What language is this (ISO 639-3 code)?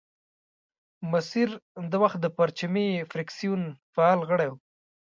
pus